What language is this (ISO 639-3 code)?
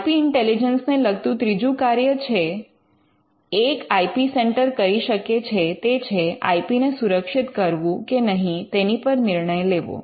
guj